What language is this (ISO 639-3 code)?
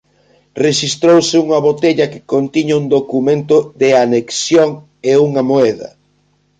glg